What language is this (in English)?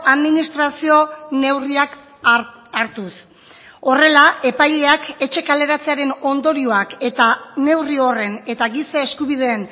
Basque